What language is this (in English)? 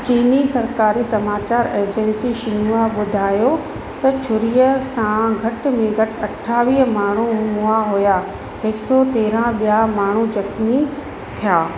Sindhi